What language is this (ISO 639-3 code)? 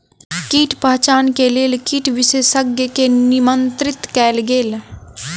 mai